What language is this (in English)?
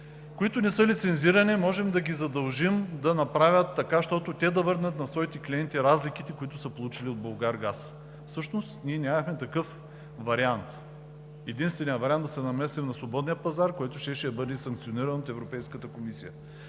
Bulgarian